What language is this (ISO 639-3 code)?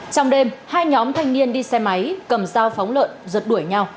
vie